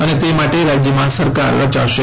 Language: Gujarati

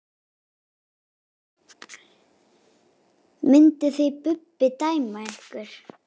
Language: Icelandic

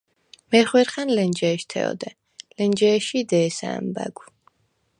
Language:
Svan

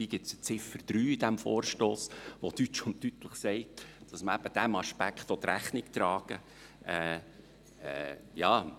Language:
Swiss German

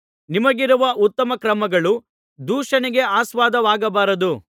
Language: Kannada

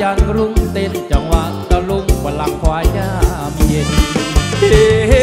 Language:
Thai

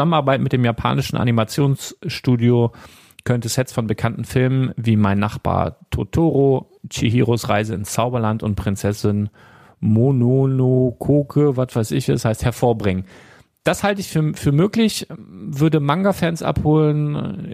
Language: German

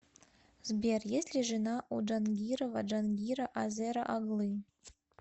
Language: Russian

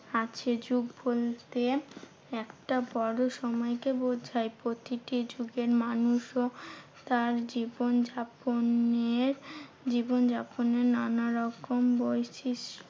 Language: Bangla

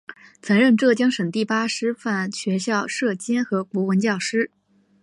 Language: Chinese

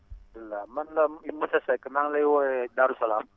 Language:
Wolof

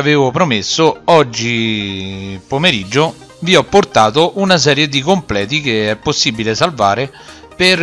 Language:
Italian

